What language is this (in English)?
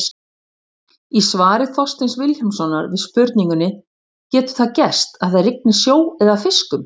Icelandic